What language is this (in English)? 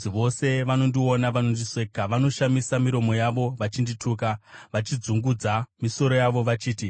Shona